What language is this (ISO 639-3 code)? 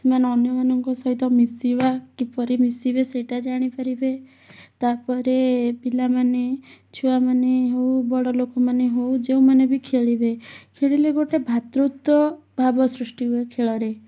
ori